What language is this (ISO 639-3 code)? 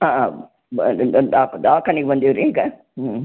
kan